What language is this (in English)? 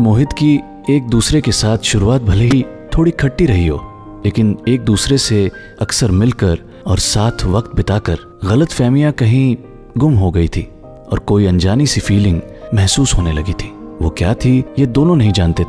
Hindi